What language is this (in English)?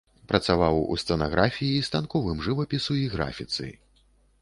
Belarusian